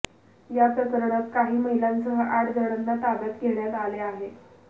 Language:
Marathi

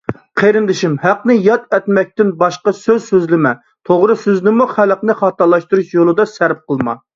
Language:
Uyghur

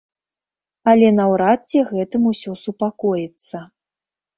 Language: Belarusian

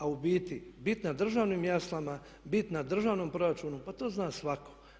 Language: Croatian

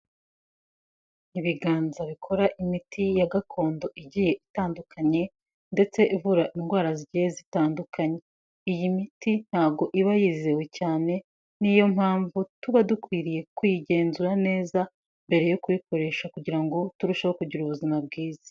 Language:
Kinyarwanda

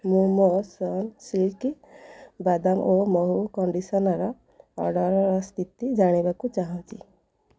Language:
Odia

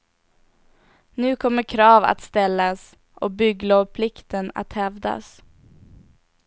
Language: Swedish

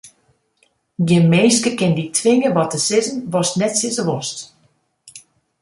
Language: Western Frisian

